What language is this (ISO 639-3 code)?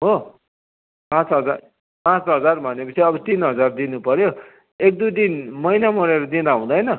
nep